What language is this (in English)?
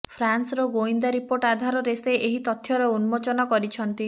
Odia